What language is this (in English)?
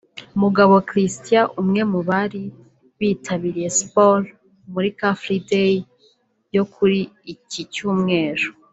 Kinyarwanda